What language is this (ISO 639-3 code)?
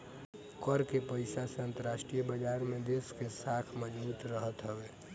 bho